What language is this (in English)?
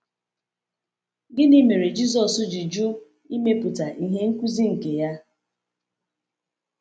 Igbo